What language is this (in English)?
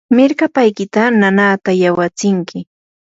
Yanahuanca Pasco Quechua